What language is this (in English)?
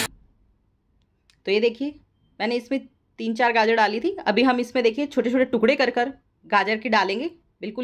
Hindi